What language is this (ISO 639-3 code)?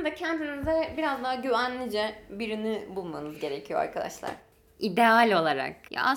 tur